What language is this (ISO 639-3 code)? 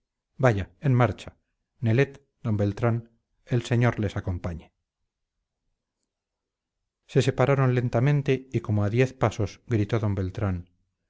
spa